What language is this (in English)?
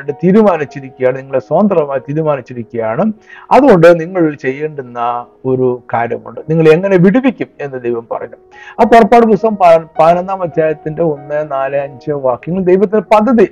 Malayalam